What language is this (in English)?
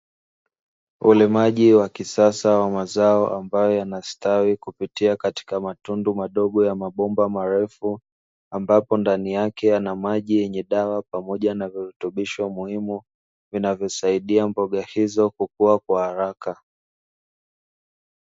Swahili